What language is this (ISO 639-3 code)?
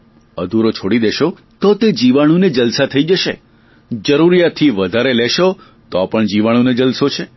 guj